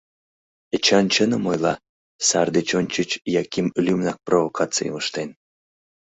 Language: Mari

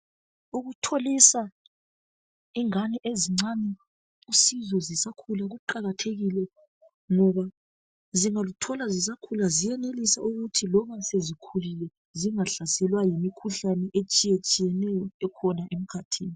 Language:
North Ndebele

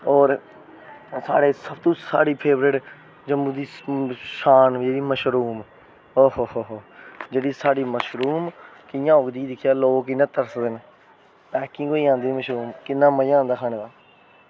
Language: Dogri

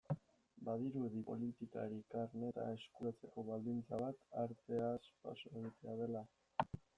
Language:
Basque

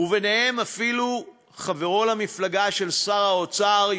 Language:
Hebrew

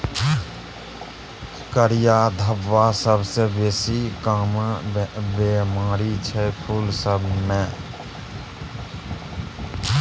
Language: Maithili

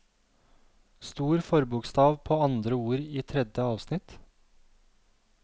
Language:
Norwegian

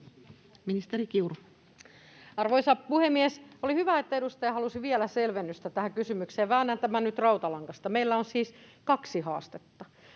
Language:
Finnish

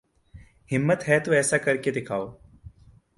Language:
Urdu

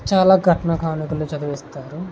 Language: Telugu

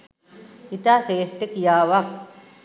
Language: Sinhala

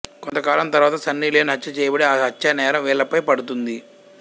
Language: Telugu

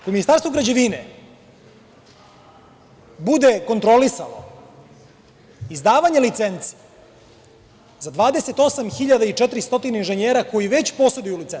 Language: Serbian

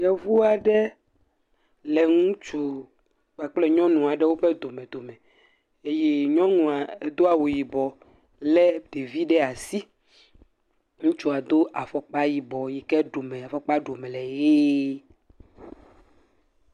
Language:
Ewe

